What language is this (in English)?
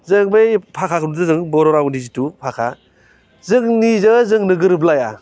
Bodo